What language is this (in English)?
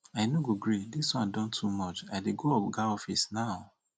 Nigerian Pidgin